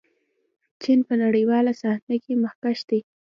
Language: Pashto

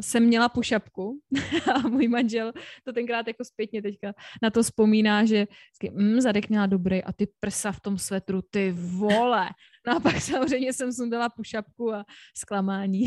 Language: Czech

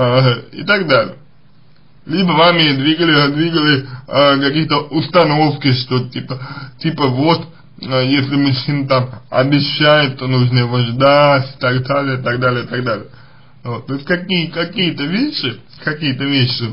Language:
Russian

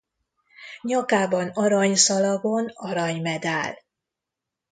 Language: Hungarian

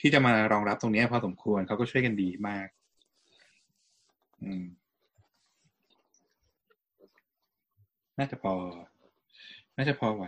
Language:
Thai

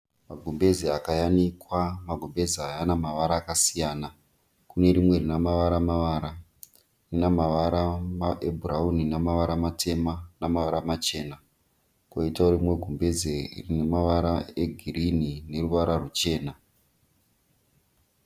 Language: Shona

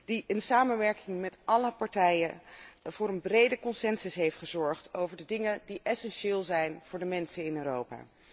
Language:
Dutch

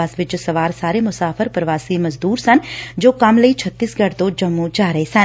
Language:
Punjabi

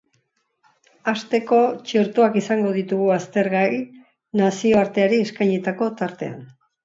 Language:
Basque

